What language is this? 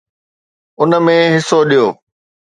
Sindhi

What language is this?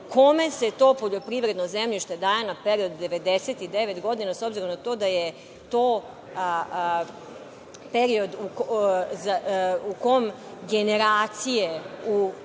Serbian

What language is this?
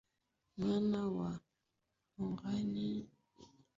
Swahili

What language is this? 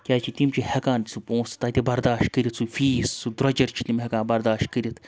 Kashmiri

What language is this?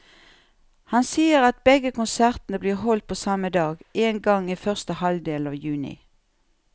Norwegian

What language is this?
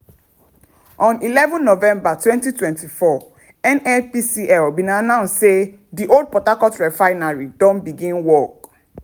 Nigerian Pidgin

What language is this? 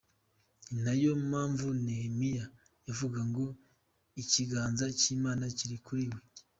Kinyarwanda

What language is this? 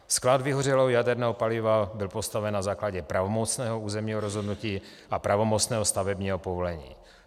Czech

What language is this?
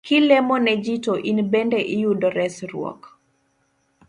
Luo (Kenya and Tanzania)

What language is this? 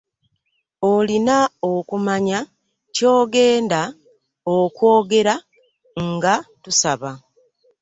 Ganda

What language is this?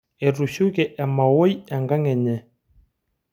Masai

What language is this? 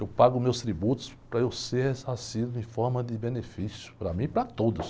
Portuguese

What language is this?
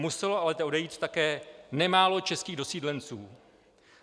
Czech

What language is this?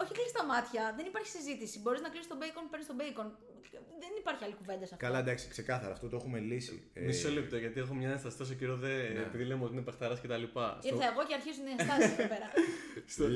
Greek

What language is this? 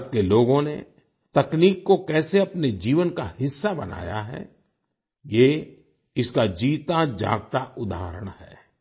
Hindi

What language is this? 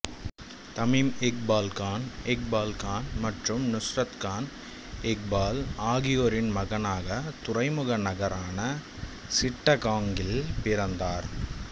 Tamil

